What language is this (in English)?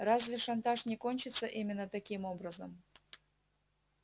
Russian